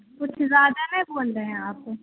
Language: Urdu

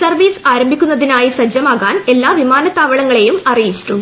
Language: Malayalam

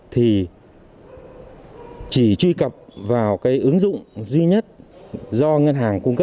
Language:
Vietnamese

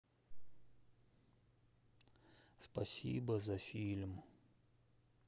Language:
Russian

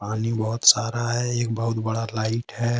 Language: Hindi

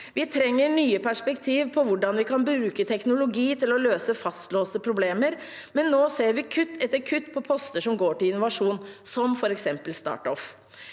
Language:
Norwegian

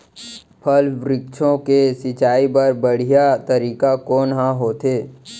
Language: Chhattisgarhi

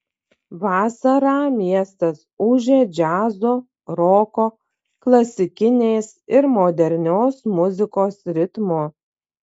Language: Lithuanian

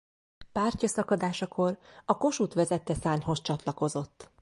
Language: Hungarian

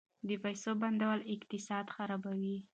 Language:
Pashto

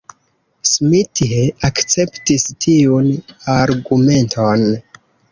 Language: Esperanto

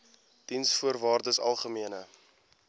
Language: Afrikaans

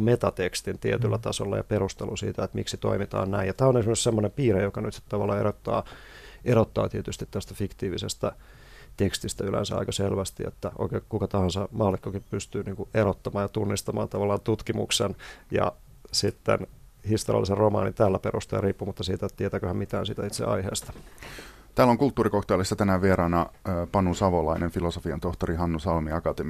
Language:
Finnish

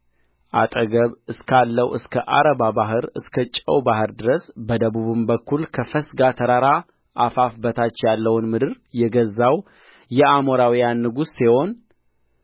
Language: Amharic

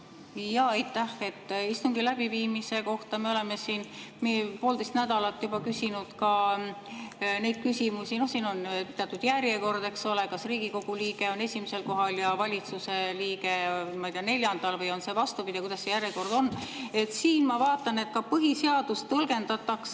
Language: Estonian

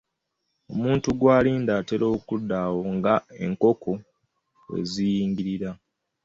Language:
Ganda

